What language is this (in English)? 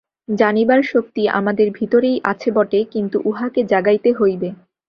Bangla